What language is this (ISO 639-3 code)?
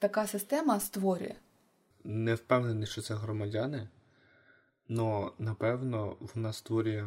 ukr